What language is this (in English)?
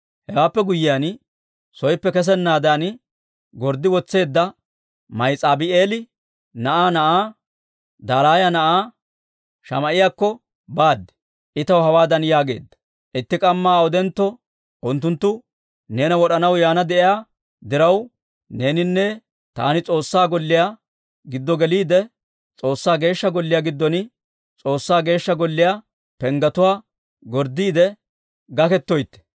Dawro